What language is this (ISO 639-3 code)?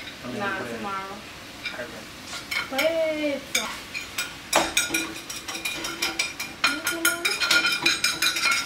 eng